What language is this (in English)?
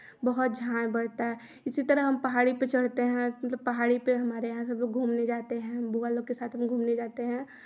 Hindi